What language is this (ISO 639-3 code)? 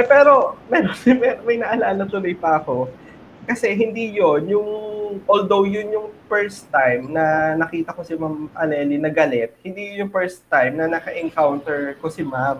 fil